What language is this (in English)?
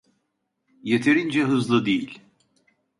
Turkish